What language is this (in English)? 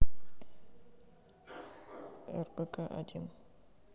Russian